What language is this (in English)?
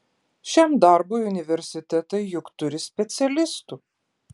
Lithuanian